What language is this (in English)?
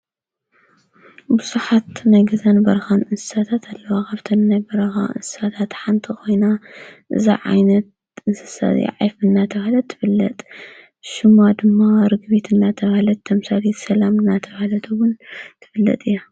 Tigrinya